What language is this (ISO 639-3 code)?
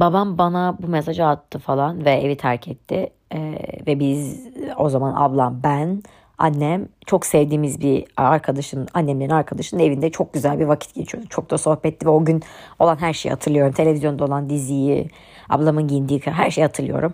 tur